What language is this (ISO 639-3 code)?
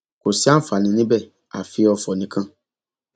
yor